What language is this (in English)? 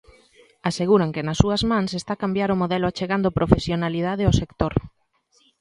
Galician